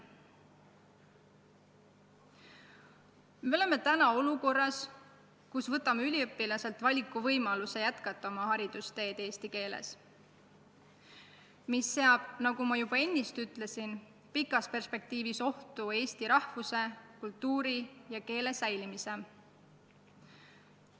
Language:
Estonian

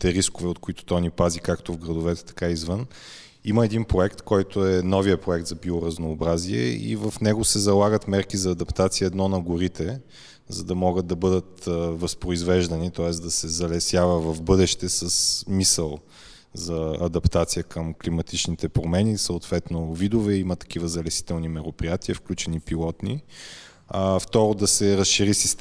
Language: Bulgarian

